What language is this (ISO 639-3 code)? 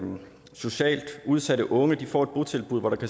dan